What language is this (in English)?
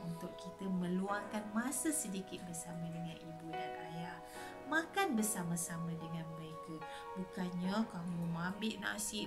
Malay